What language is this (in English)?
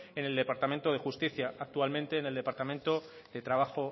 Spanish